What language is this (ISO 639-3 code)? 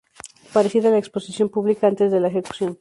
spa